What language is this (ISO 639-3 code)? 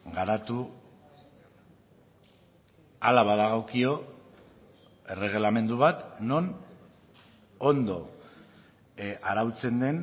eus